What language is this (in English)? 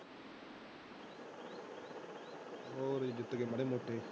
Punjabi